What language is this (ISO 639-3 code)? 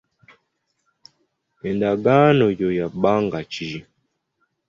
lug